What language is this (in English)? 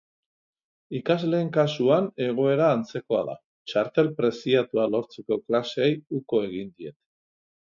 Basque